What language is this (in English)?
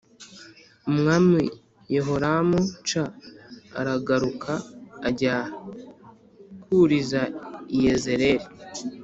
Kinyarwanda